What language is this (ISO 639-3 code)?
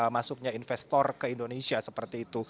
ind